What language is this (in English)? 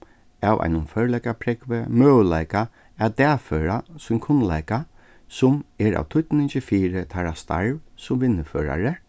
Faroese